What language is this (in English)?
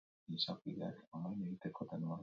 Basque